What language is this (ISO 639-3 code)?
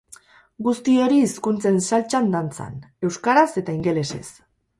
eus